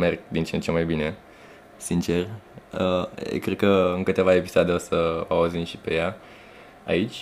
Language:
Romanian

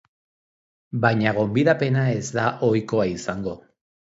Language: Basque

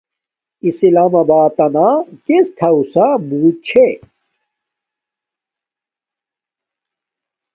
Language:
Domaaki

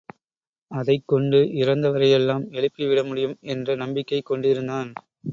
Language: Tamil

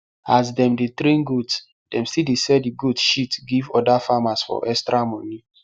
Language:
Nigerian Pidgin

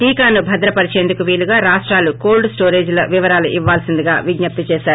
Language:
Telugu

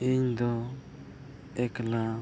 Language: Santali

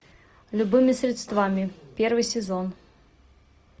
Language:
Russian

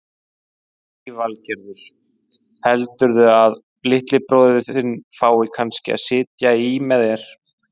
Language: Icelandic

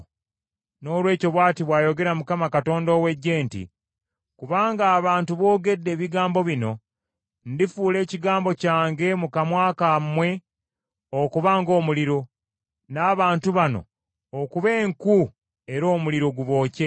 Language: Ganda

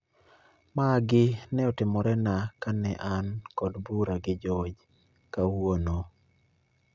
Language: Luo (Kenya and Tanzania)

